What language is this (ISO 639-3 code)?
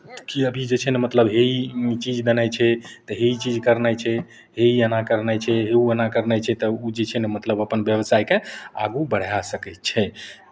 mai